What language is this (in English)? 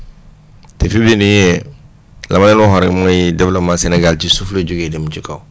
Wolof